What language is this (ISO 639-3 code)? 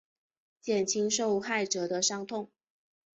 zho